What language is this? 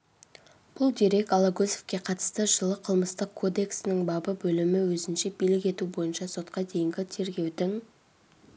Kazakh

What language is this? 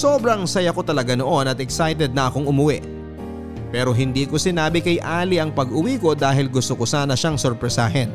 Filipino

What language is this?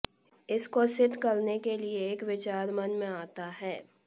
Hindi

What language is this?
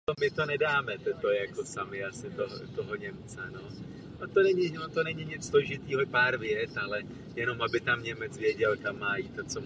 Czech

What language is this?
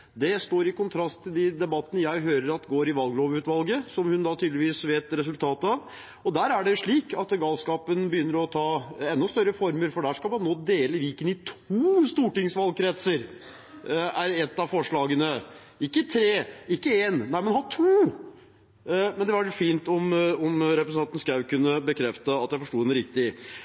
Norwegian Bokmål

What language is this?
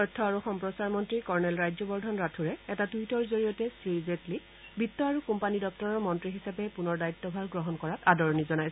Assamese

